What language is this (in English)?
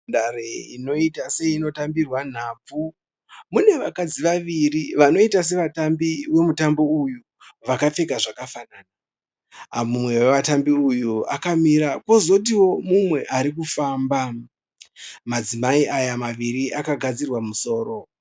Shona